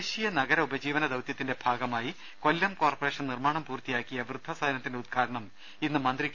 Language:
Malayalam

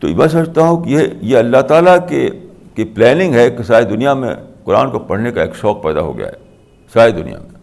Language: Urdu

